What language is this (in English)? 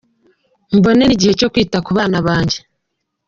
Kinyarwanda